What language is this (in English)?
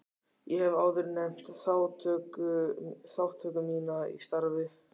Icelandic